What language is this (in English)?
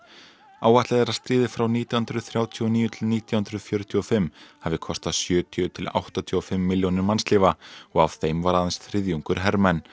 Icelandic